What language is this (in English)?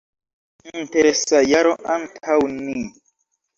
Esperanto